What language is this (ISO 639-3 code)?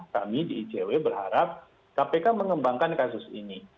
ind